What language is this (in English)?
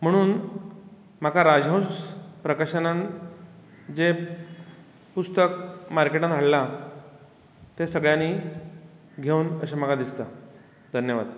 Konkani